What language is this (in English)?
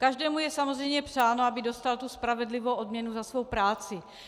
Czech